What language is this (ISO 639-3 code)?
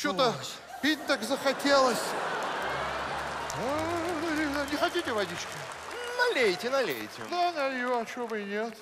rus